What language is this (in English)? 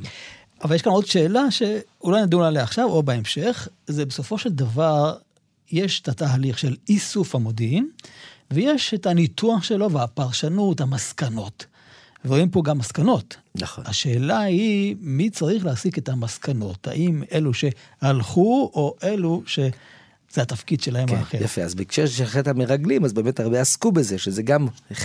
Hebrew